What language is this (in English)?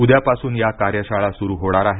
Marathi